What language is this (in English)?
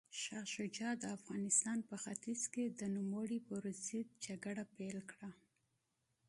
Pashto